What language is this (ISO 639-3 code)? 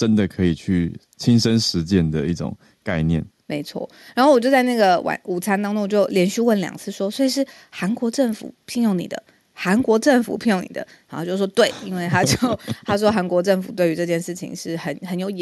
zho